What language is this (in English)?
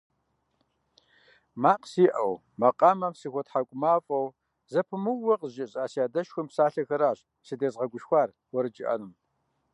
Kabardian